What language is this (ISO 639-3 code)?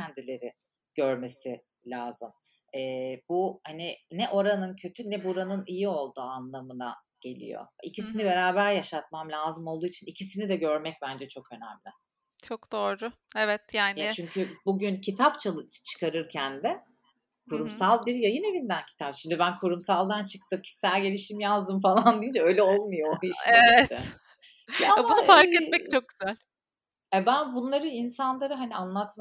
tur